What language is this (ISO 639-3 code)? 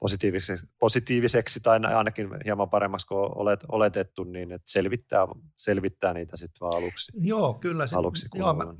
fin